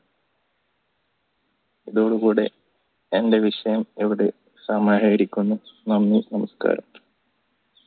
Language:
Malayalam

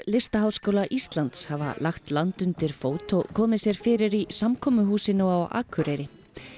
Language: Icelandic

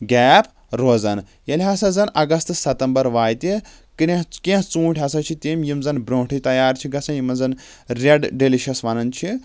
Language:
Kashmiri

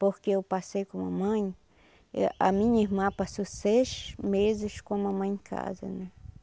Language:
Portuguese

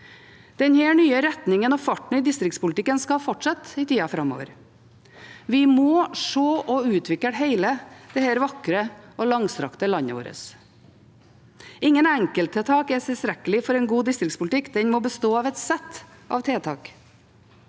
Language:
Norwegian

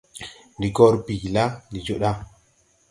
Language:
Tupuri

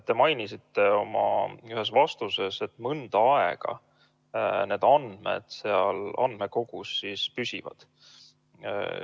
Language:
Estonian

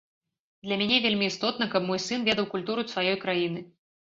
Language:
Belarusian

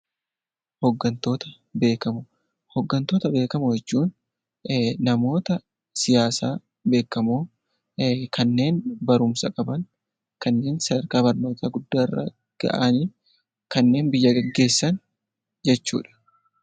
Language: Oromo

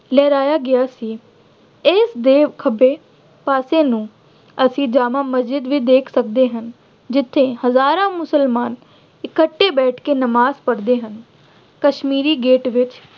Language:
Punjabi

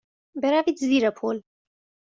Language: Persian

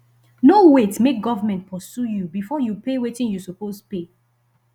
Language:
Nigerian Pidgin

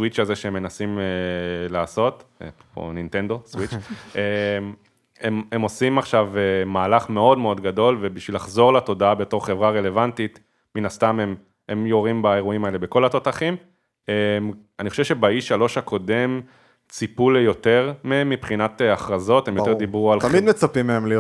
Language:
Hebrew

